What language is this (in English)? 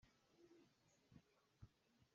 Hakha Chin